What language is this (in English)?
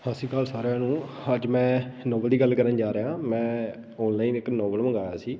Punjabi